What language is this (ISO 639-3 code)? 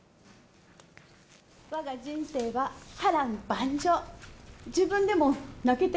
jpn